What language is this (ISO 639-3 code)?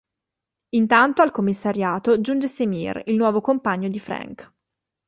ita